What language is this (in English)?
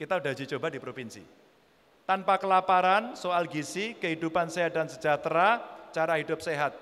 Indonesian